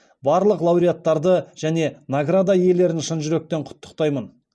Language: Kazakh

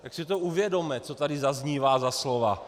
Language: Czech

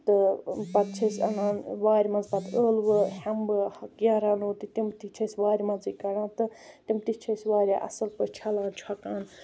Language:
Kashmiri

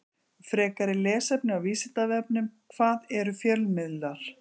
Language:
Icelandic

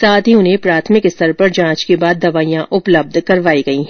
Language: Hindi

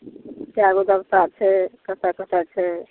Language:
Maithili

